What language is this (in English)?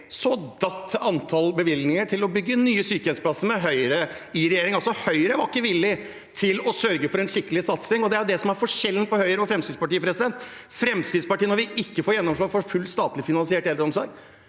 Norwegian